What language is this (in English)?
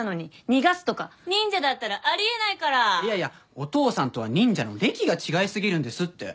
Japanese